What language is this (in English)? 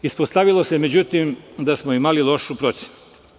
Serbian